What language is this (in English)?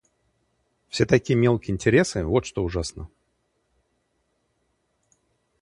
Russian